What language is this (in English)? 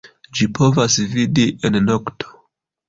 Esperanto